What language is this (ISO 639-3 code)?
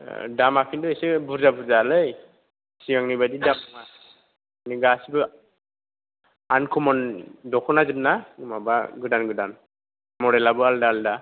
brx